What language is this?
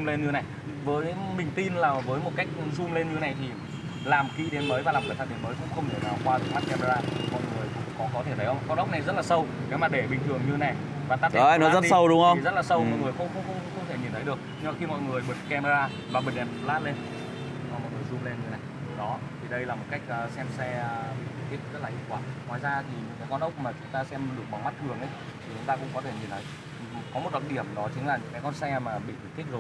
Vietnamese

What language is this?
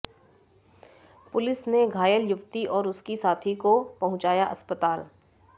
Hindi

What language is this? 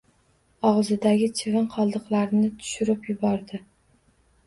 Uzbek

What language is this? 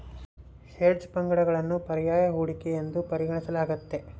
Kannada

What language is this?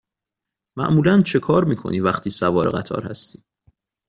Persian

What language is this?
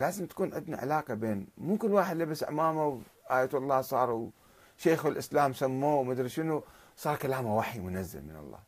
Arabic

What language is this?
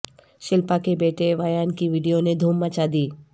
Urdu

